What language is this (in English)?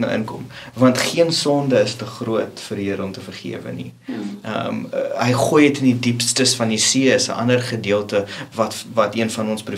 Dutch